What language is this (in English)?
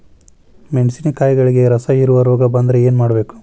Kannada